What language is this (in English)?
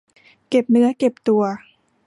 Thai